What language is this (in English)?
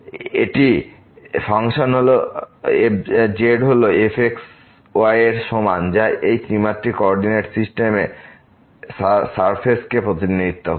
Bangla